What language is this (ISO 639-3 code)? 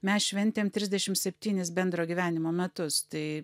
lit